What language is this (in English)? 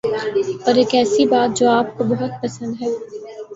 Urdu